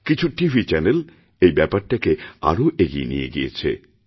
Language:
Bangla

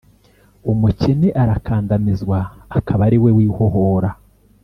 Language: Kinyarwanda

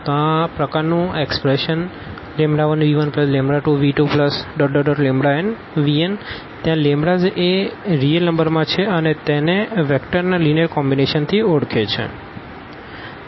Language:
Gujarati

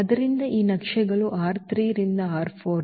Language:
Kannada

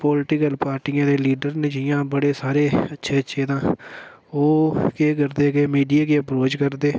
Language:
Dogri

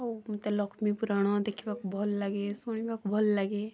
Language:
Odia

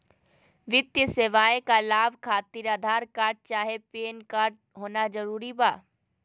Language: Magahi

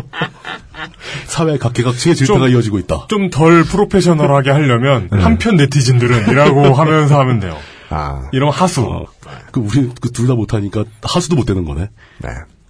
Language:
Korean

